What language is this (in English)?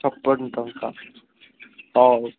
Odia